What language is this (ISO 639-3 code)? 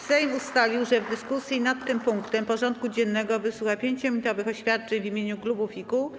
pol